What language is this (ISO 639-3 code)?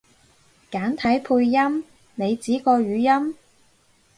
yue